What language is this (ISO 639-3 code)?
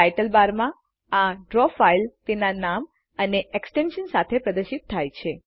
guj